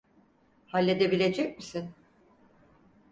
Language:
Turkish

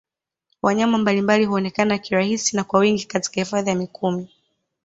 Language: Swahili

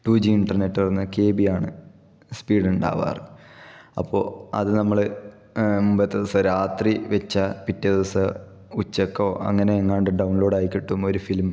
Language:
Malayalam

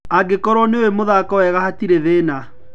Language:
Kikuyu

